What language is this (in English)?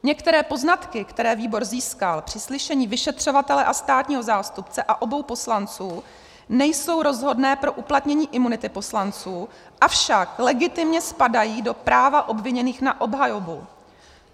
Czech